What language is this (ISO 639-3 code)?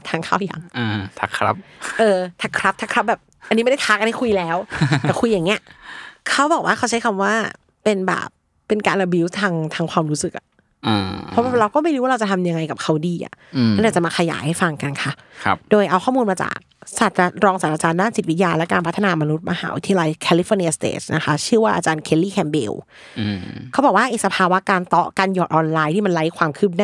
tha